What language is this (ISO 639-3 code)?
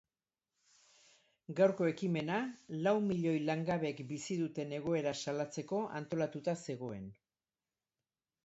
eus